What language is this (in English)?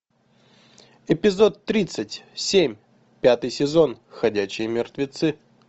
Russian